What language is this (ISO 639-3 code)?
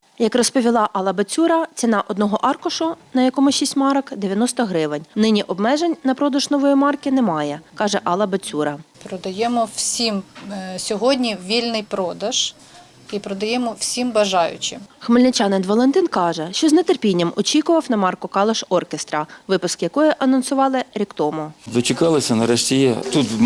ukr